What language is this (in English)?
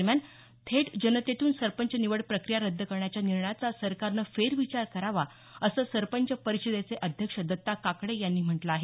Marathi